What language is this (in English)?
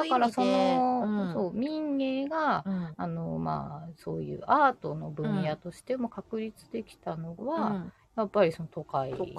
Japanese